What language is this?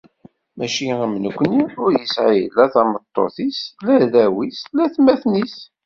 Kabyle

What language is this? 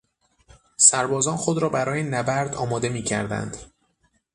Persian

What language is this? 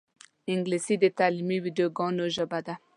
Pashto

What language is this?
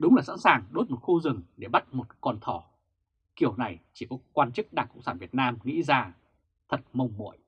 Vietnamese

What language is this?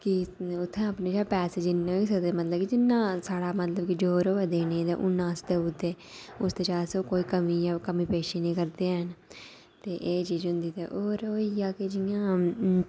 Dogri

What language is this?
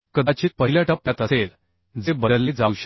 Marathi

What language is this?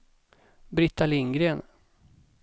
Swedish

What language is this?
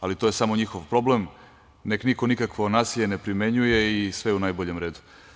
Serbian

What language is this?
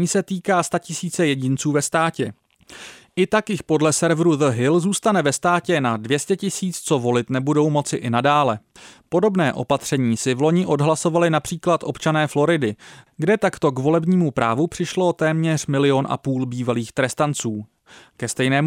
Czech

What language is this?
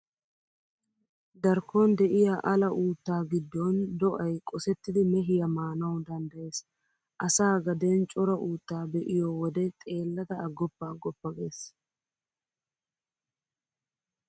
Wolaytta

